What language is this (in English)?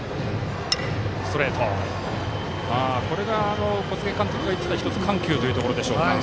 Japanese